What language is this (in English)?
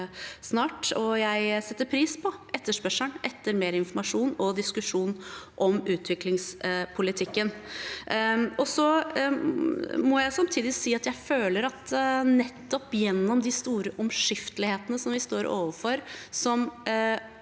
Norwegian